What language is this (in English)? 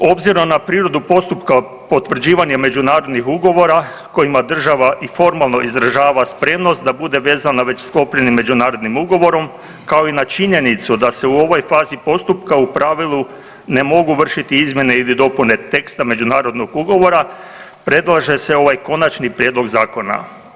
Croatian